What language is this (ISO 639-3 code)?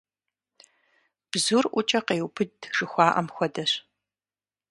kbd